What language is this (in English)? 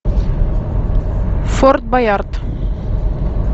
Russian